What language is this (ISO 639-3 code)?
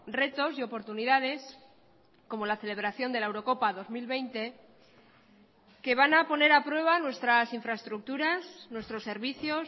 spa